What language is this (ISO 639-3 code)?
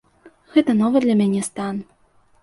bel